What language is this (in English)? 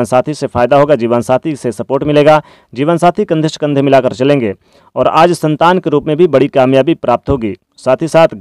Hindi